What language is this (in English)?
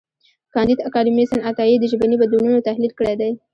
Pashto